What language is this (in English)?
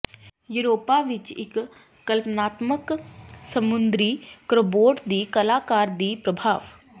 Punjabi